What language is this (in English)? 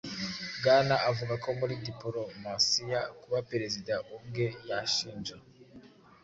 Kinyarwanda